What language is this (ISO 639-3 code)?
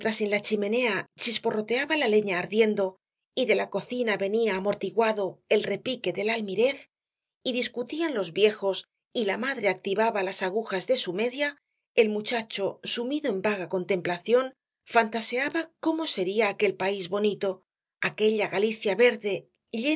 spa